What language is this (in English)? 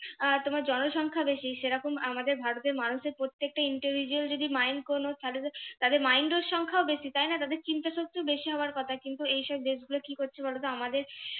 Bangla